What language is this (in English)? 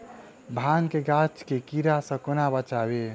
Maithili